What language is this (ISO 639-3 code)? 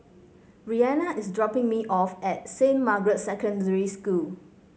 eng